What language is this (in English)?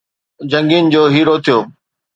Sindhi